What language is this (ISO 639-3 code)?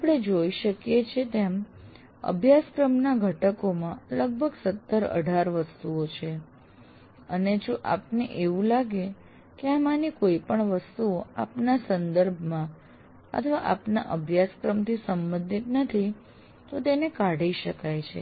guj